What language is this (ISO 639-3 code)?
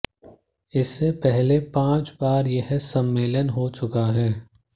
hin